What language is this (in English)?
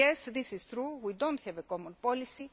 English